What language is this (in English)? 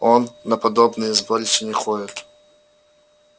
Russian